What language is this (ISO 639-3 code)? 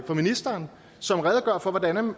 dan